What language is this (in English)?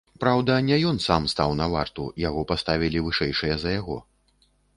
Belarusian